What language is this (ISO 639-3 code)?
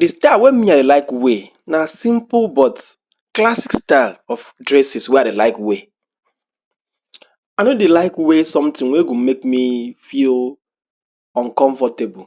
pcm